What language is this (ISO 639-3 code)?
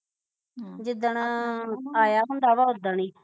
pan